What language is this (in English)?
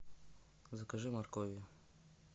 Russian